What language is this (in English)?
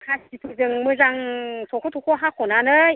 Bodo